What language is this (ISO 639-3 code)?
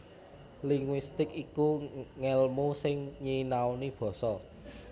jav